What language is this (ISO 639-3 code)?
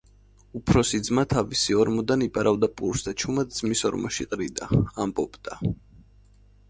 kat